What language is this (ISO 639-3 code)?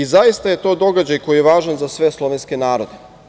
srp